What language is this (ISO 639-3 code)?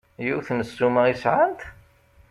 kab